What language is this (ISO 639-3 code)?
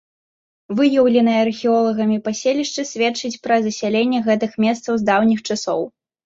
bel